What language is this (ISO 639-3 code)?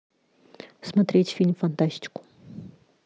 rus